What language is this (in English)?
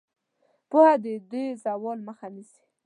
Pashto